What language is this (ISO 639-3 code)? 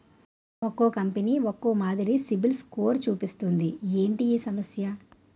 tel